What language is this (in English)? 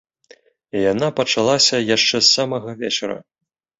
Belarusian